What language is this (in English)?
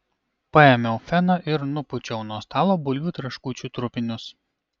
Lithuanian